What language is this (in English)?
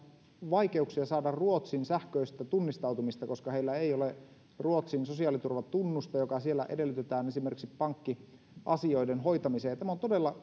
Finnish